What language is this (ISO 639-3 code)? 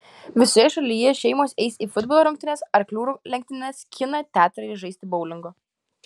lit